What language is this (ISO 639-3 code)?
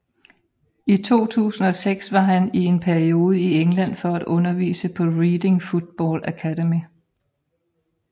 dan